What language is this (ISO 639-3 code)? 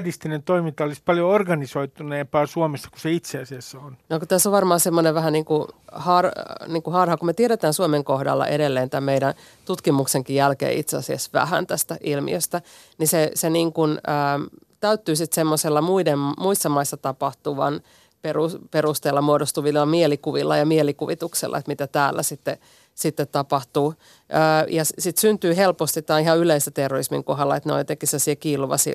fin